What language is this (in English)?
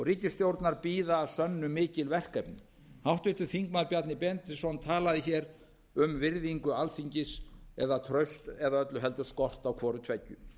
Icelandic